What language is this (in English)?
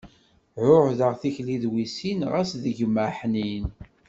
Kabyle